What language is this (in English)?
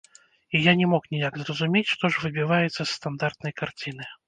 Belarusian